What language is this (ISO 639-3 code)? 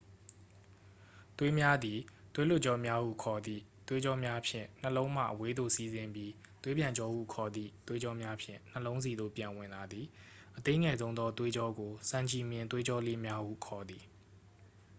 mya